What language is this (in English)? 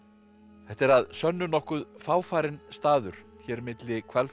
Icelandic